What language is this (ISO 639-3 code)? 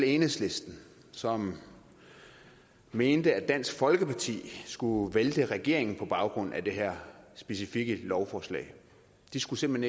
dan